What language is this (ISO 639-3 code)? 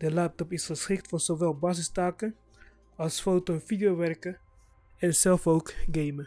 nld